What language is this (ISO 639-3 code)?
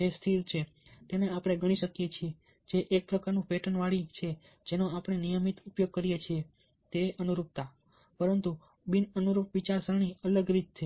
guj